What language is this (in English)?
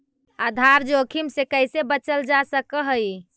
Magahi